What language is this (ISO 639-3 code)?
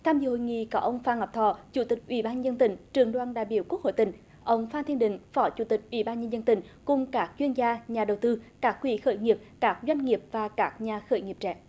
vie